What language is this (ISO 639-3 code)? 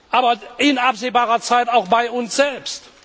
deu